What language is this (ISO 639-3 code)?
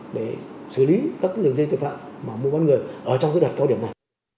vie